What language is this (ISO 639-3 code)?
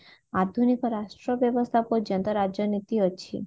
ori